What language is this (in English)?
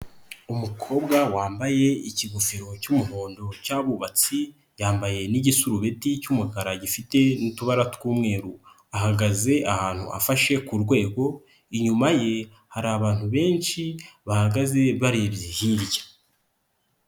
Kinyarwanda